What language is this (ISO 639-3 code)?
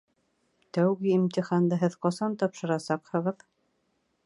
bak